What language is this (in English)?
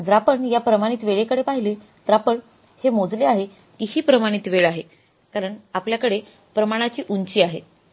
Marathi